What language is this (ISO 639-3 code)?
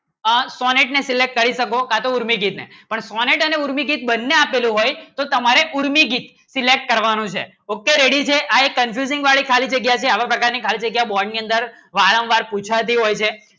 guj